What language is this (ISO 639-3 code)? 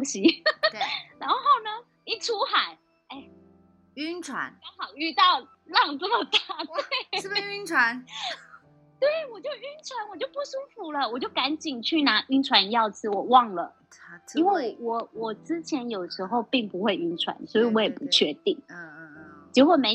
zho